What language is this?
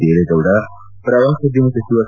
Kannada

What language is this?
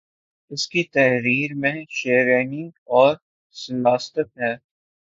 Urdu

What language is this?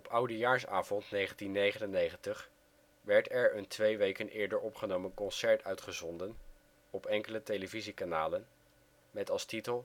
Dutch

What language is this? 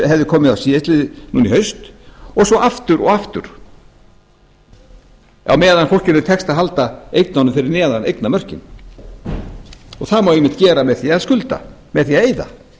Icelandic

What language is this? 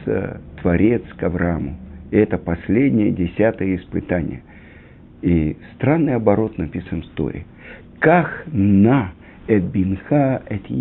Russian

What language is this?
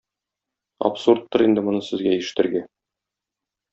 Tatar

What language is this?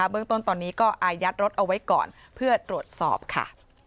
Thai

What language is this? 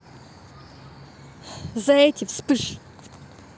Russian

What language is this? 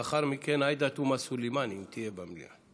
Hebrew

